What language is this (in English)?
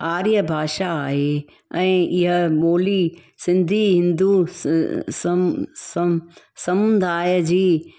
Sindhi